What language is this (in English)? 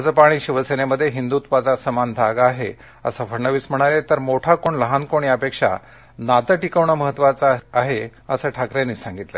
Marathi